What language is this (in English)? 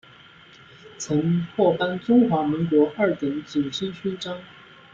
Chinese